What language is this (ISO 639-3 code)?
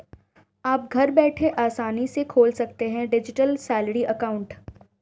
hin